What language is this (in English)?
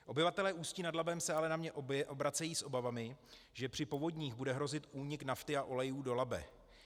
Czech